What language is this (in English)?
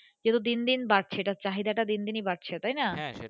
Bangla